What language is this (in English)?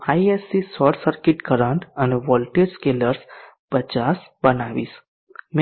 Gujarati